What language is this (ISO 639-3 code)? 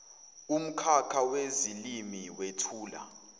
zul